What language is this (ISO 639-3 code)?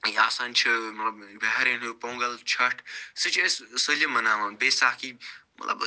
kas